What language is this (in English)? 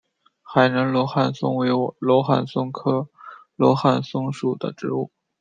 Chinese